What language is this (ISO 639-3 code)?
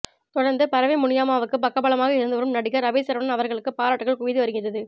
tam